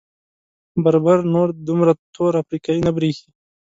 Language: Pashto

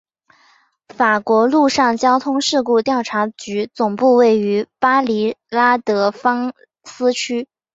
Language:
Chinese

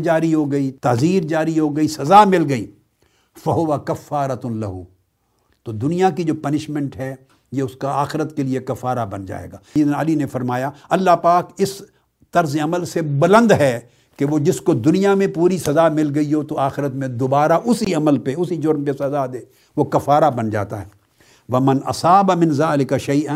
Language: Urdu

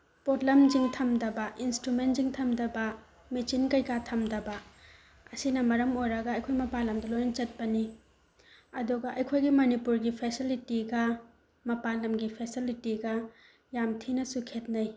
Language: Manipuri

